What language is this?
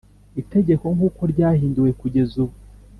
Kinyarwanda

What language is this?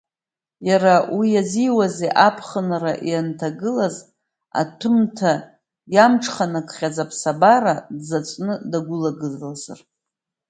Abkhazian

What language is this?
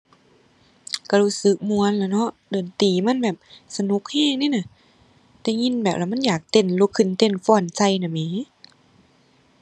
Thai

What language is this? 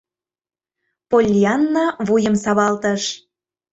Mari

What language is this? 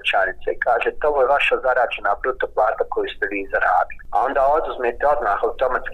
Croatian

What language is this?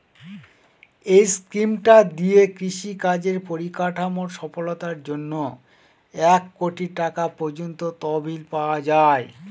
Bangla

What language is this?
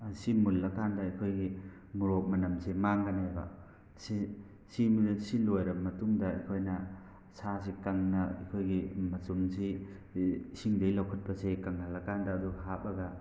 Manipuri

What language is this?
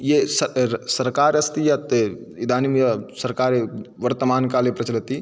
Sanskrit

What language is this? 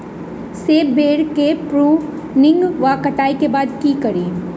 Maithili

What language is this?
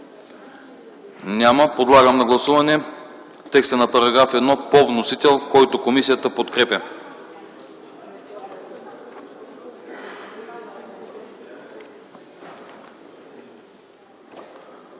Bulgarian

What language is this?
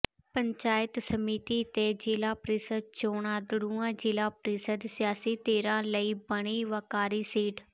Punjabi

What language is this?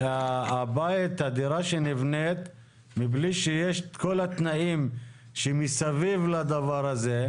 Hebrew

